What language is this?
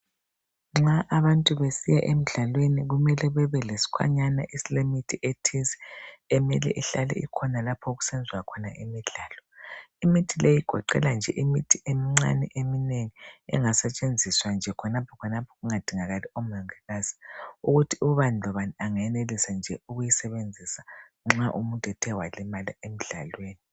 North Ndebele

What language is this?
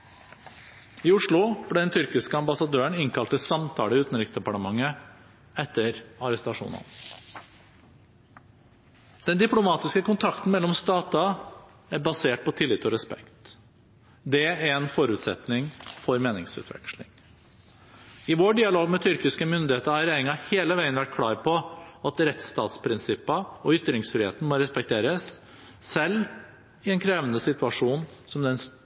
Norwegian Bokmål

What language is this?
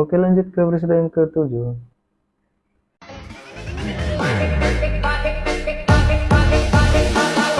Indonesian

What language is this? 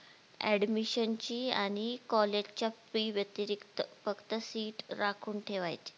Marathi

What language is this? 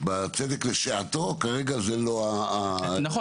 Hebrew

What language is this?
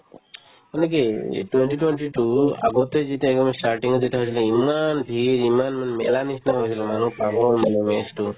Assamese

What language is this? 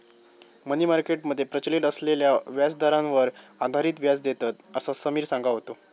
Marathi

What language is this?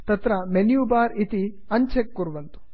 Sanskrit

